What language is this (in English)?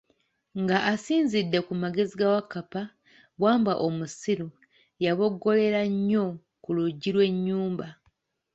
Ganda